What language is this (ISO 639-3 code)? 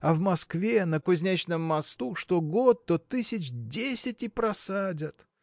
rus